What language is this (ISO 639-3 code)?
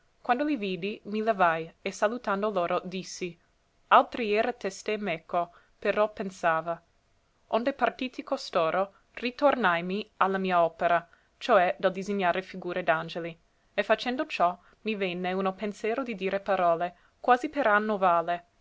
ita